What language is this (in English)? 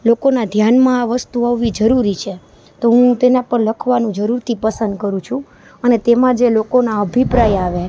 Gujarati